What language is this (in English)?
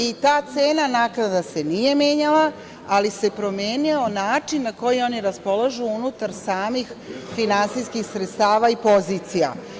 Serbian